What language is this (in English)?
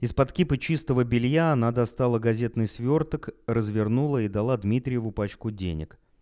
Russian